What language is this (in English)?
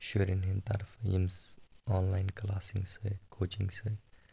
Kashmiri